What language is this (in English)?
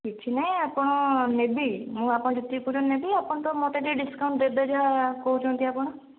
Odia